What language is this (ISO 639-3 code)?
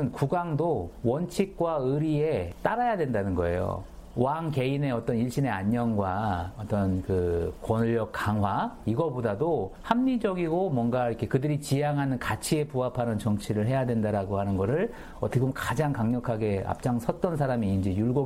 kor